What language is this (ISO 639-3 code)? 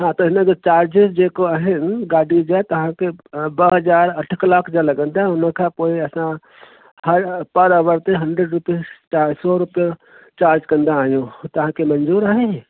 snd